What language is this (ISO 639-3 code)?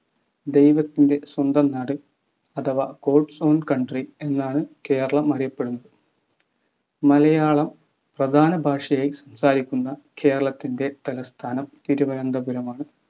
mal